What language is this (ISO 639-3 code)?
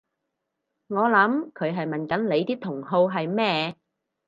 yue